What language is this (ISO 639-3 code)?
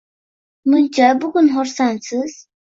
uzb